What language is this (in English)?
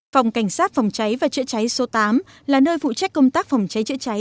Vietnamese